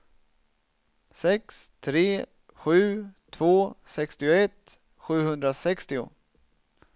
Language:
Swedish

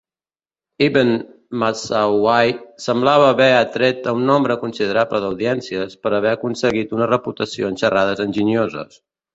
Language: Catalan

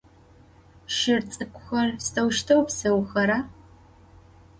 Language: Adyghe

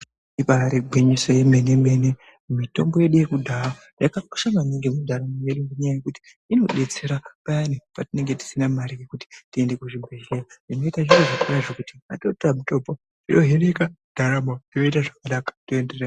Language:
Ndau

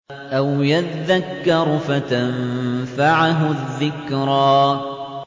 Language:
Arabic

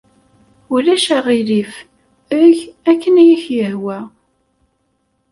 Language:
Kabyle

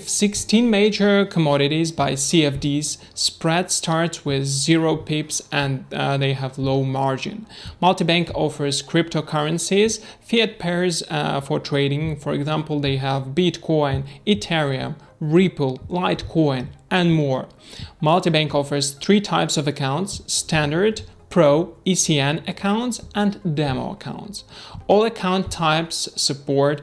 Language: English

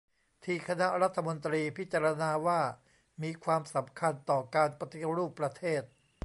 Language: Thai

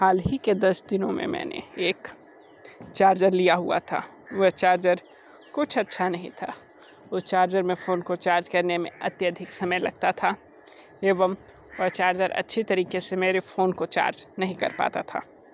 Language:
Hindi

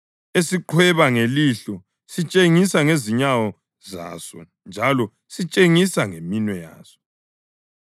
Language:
North Ndebele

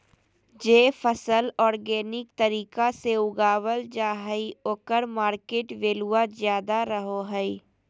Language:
Magahi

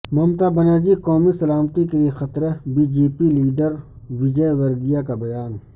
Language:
Urdu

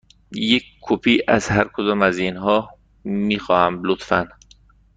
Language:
Persian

